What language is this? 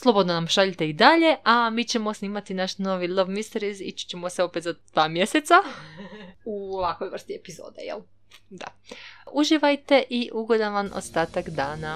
Croatian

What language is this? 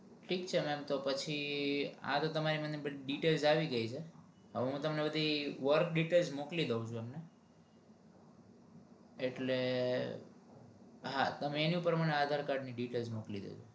Gujarati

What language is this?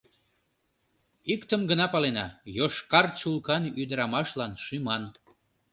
Mari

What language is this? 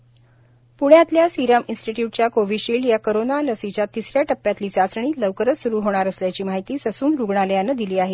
Marathi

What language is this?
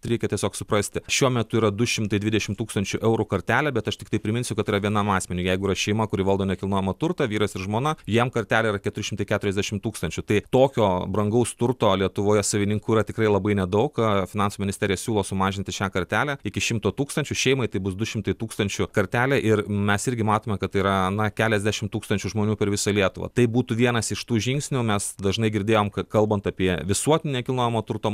Lithuanian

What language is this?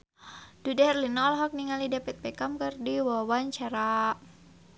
Sundanese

